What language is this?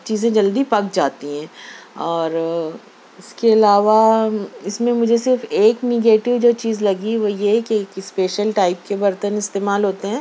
Urdu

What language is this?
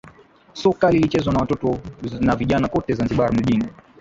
Swahili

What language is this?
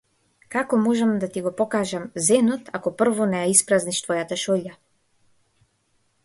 Macedonian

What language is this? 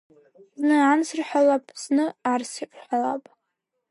Abkhazian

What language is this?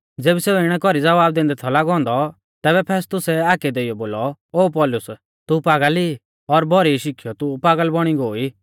Mahasu Pahari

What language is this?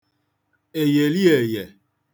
Igbo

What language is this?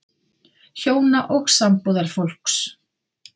Icelandic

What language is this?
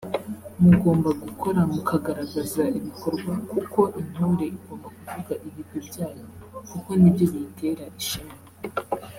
Kinyarwanda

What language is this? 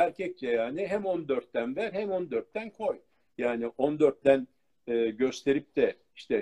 Turkish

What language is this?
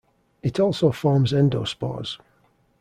English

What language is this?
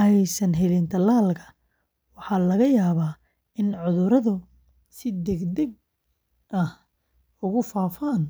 Somali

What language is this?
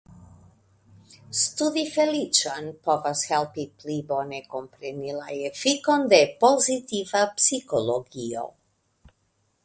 Esperanto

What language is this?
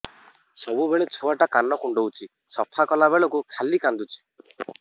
Odia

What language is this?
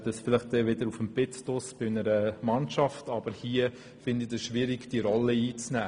Swiss German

